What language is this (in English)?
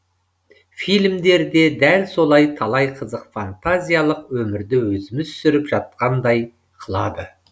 Kazakh